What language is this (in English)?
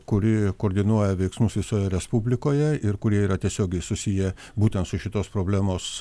Lithuanian